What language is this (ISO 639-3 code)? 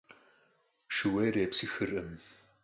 kbd